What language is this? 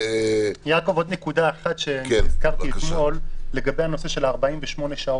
Hebrew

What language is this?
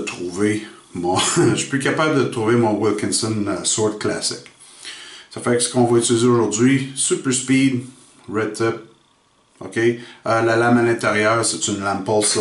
French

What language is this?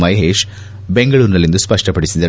Kannada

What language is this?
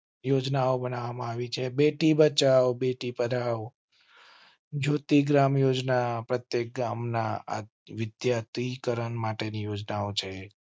Gujarati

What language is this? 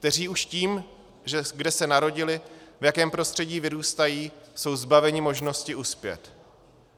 Czech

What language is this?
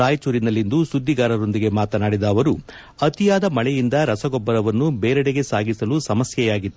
Kannada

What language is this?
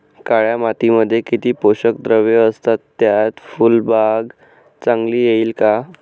Marathi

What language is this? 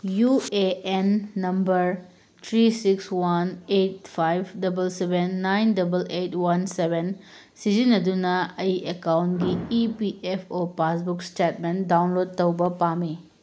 Manipuri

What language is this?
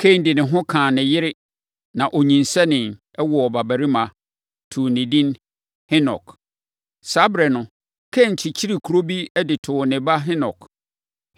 Akan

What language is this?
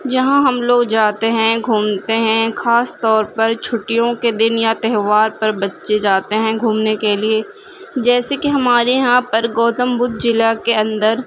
Urdu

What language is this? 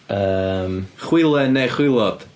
Welsh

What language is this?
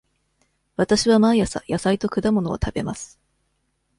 Japanese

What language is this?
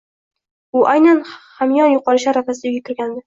Uzbek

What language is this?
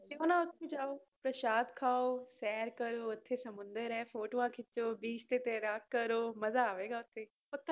Punjabi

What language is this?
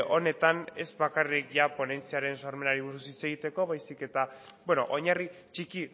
Basque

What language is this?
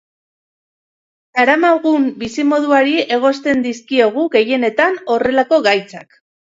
Basque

